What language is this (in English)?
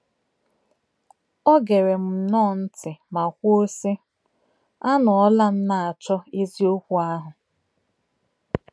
Igbo